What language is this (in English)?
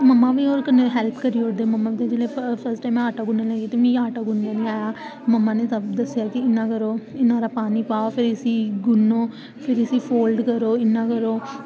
Dogri